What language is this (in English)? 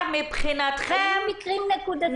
Hebrew